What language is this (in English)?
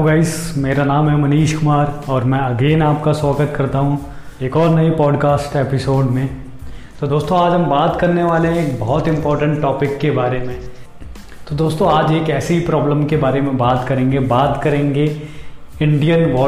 Hindi